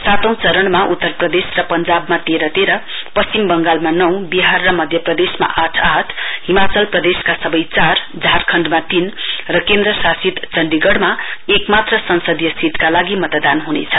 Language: Nepali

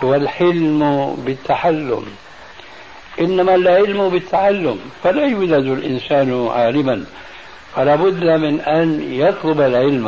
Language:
Arabic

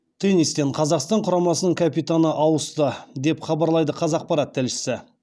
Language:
Kazakh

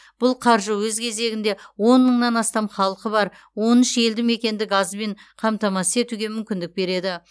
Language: Kazakh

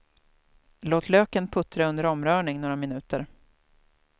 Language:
Swedish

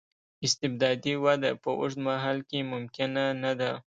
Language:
Pashto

